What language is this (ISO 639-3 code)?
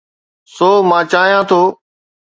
snd